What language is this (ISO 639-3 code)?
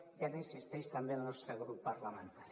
cat